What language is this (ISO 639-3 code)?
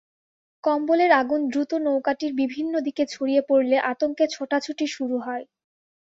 ben